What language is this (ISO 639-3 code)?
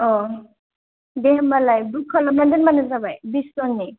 brx